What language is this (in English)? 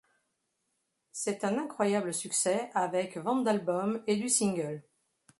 French